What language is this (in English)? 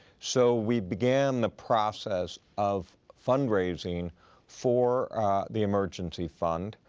English